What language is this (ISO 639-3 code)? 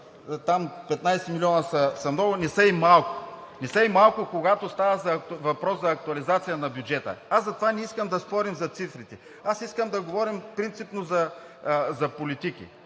bul